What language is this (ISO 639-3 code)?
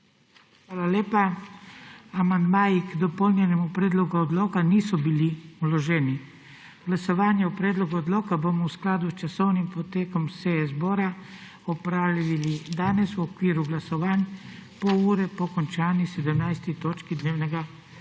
slv